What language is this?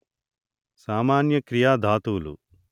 Telugu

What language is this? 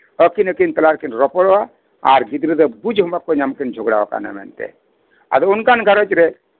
Santali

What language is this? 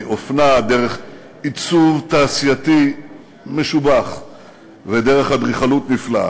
Hebrew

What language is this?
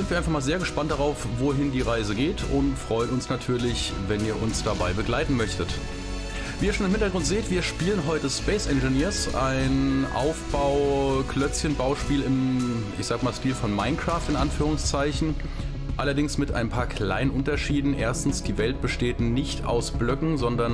German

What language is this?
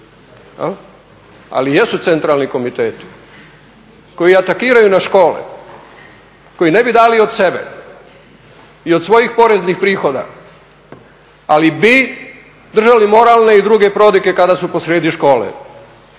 Croatian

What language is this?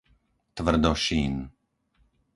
Slovak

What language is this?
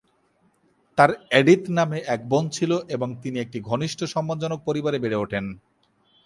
Bangla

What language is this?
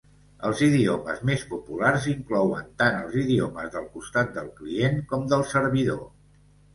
Catalan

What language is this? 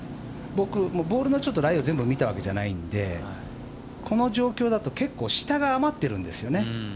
Japanese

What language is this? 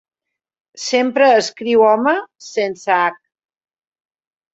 Catalan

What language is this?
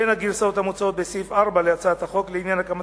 Hebrew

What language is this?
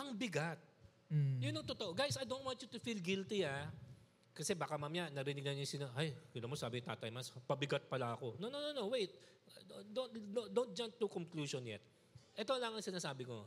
Filipino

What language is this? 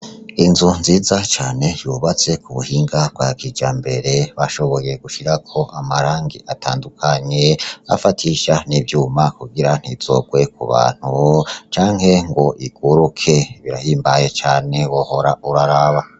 Rundi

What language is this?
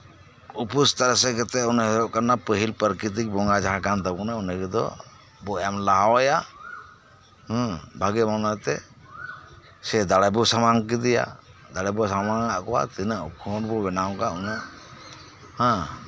Santali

